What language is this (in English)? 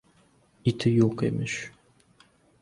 Uzbek